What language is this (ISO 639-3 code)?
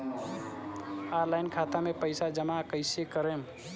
bho